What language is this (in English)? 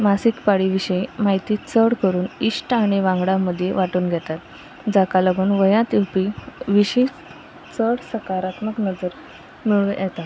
Konkani